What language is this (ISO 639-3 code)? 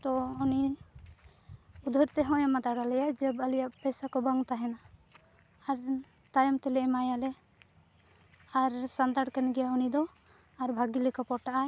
sat